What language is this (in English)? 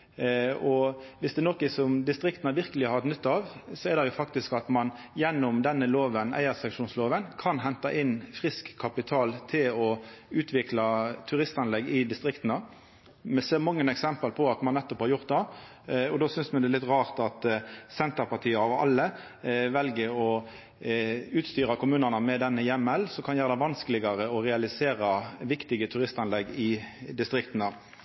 Norwegian Nynorsk